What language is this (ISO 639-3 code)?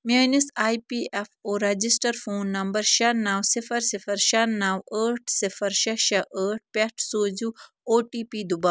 kas